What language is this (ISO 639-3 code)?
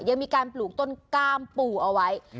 tha